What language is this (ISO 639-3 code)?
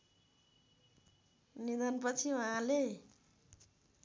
nep